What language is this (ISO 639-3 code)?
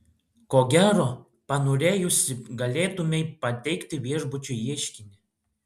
lit